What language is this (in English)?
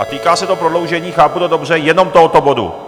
Czech